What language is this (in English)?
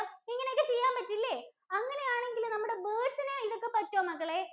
Malayalam